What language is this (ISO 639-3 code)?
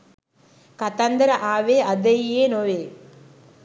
sin